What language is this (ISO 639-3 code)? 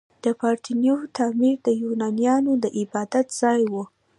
pus